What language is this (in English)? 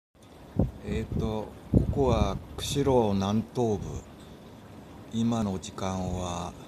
Japanese